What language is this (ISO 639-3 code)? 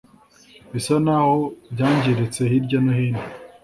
kin